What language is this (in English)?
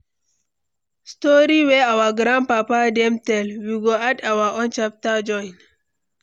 Nigerian Pidgin